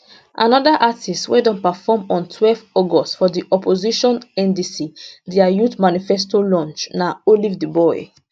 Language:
Nigerian Pidgin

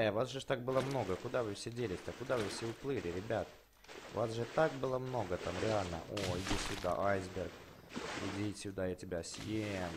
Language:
Russian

